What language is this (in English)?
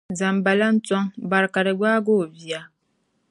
Dagbani